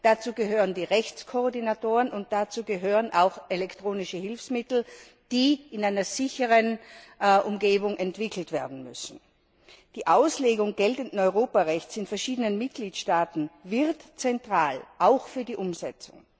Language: German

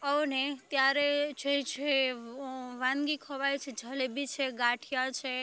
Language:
Gujarati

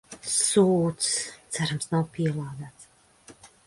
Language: Latvian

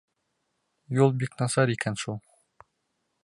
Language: Bashkir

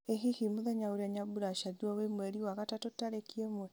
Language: Kikuyu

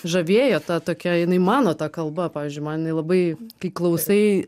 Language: Lithuanian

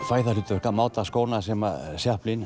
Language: Icelandic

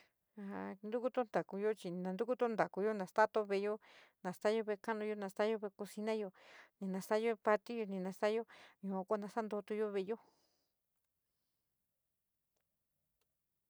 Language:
San Miguel El Grande Mixtec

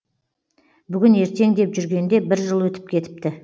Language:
Kazakh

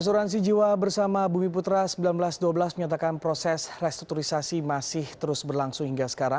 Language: Indonesian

